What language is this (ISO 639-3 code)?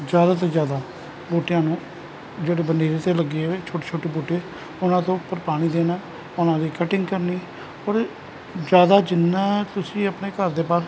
pan